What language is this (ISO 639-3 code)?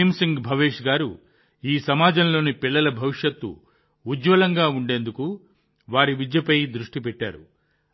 tel